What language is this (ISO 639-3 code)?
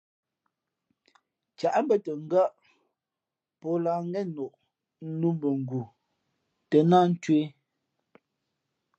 fmp